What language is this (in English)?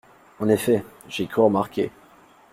French